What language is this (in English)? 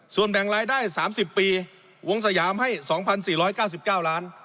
Thai